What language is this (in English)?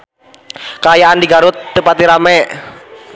Sundanese